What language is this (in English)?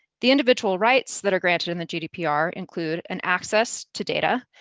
English